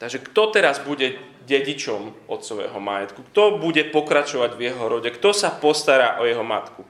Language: Slovak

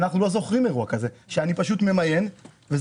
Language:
Hebrew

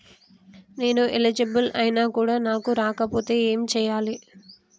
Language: Telugu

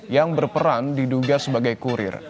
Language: Indonesian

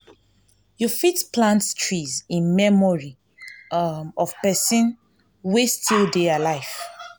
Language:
Nigerian Pidgin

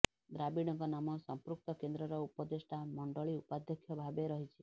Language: Odia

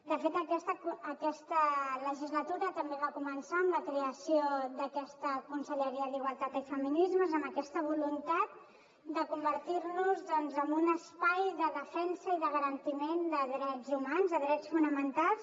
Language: Catalan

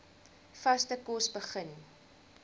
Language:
Afrikaans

